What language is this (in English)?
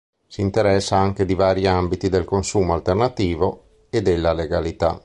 Italian